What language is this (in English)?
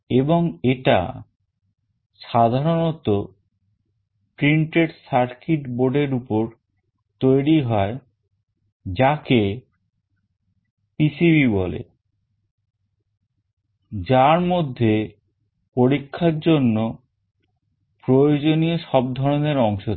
Bangla